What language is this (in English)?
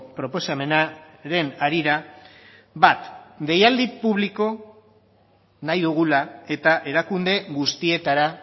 Basque